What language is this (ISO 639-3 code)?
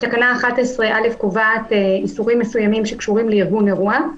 heb